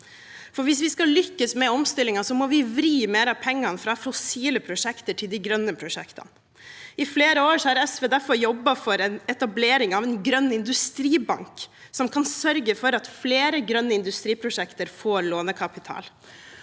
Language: Norwegian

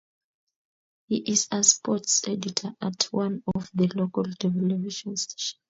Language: Kalenjin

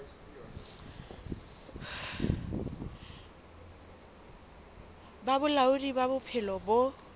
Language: Southern Sotho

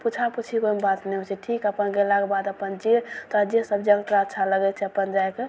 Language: Maithili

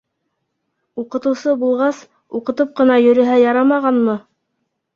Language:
Bashkir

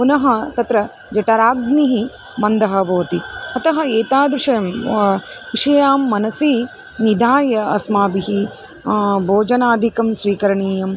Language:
Sanskrit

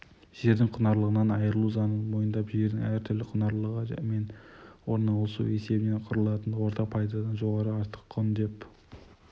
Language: Kazakh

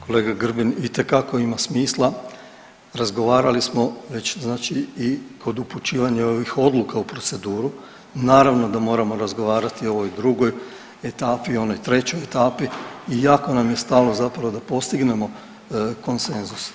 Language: Croatian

